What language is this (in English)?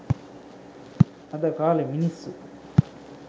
Sinhala